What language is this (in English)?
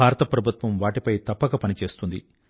Telugu